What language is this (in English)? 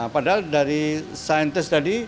Indonesian